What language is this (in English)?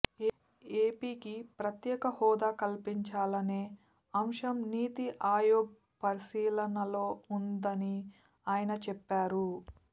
Telugu